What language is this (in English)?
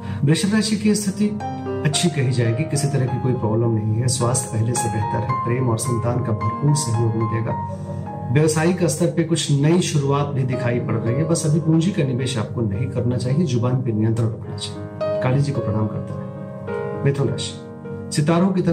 Hindi